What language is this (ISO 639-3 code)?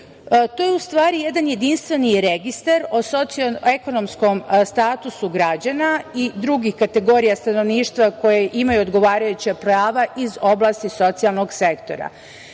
srp